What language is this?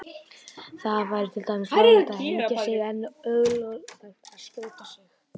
Icelandic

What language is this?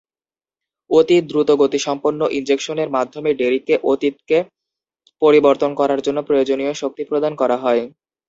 Bangla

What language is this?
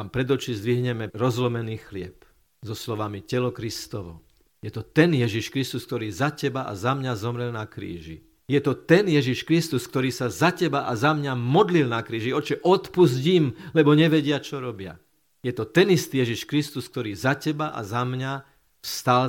Slovak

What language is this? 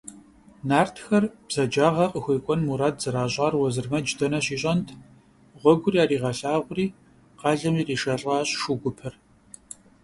Kabardian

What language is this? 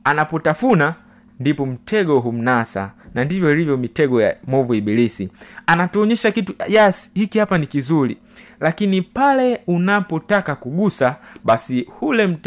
Swahili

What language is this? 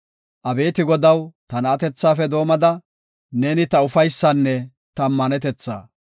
Gofa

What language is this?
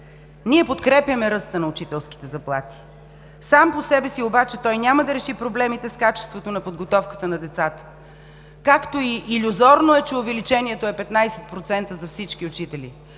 Bulgarian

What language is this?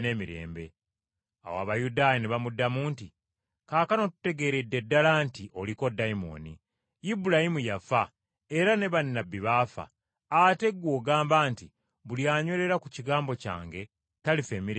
Ganda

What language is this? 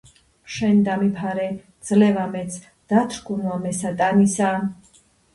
Georgian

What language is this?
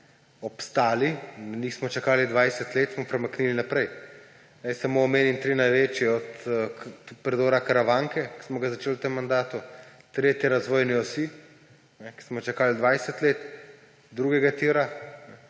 Slovenian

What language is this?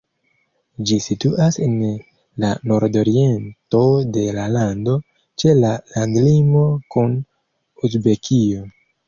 Esperanto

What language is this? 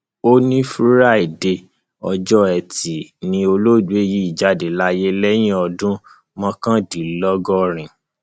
Yoruba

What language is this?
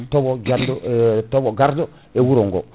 Fula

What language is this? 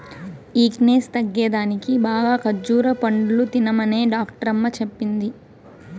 Telugu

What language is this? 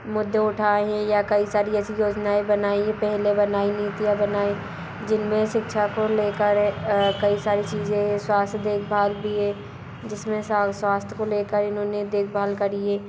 Hindi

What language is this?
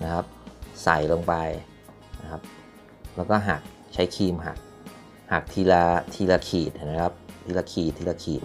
Thai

